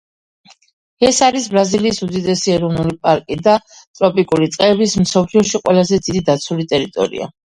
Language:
Georgian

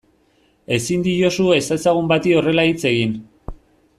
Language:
Basque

